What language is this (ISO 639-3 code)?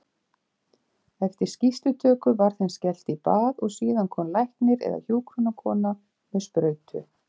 isl